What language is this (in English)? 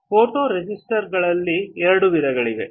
Kannada